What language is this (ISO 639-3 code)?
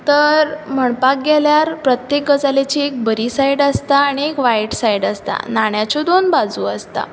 kok